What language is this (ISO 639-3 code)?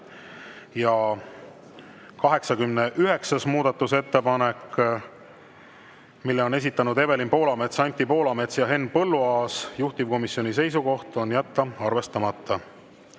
est